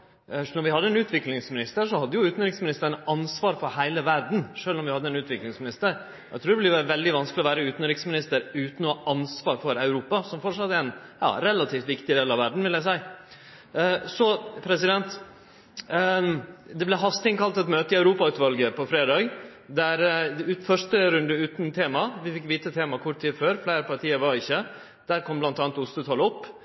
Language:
Norwegian Nynorsk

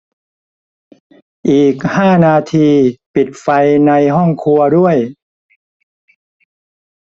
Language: Thai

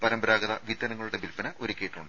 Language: Malayalam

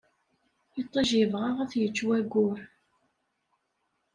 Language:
Kabyle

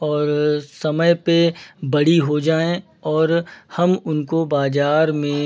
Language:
Hindi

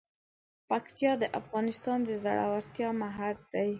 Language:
Pashto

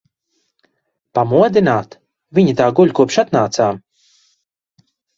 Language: Latvian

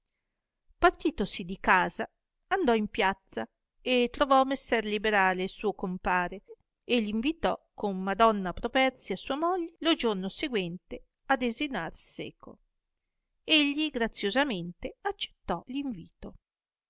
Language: Italian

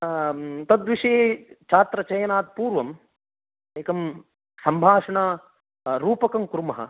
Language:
Sanskrit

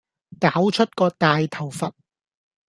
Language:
Cantonese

